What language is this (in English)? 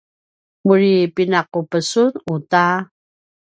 Paiwan